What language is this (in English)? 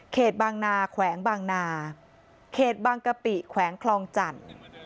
Thai